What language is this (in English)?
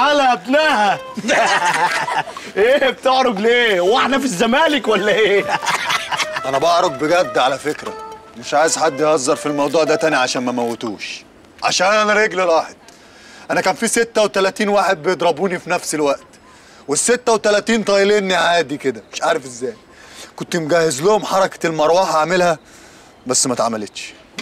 Arabic